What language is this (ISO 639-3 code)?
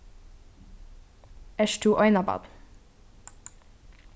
fao